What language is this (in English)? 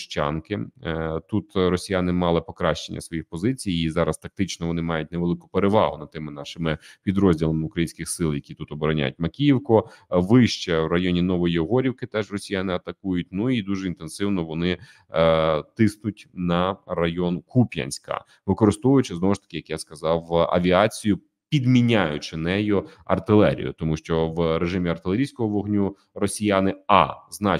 Ukrainian